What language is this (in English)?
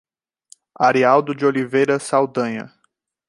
Portuguese